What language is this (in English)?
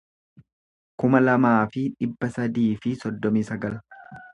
Oromo